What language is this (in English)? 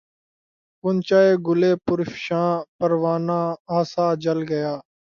Urdu